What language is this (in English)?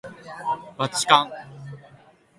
Japanese